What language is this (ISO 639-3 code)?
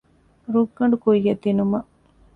div